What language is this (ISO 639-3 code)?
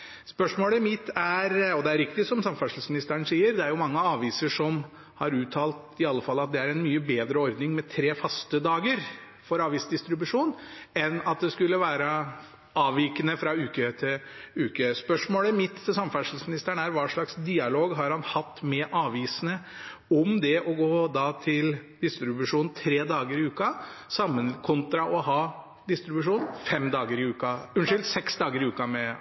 nor